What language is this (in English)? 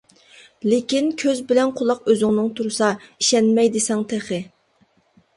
Uyghur